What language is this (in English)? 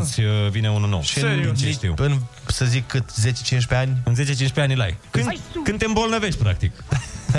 Romanian